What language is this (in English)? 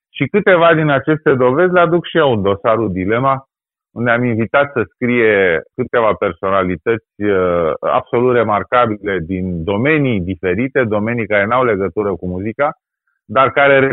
Romanian